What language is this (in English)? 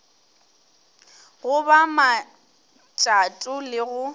Northern Sotho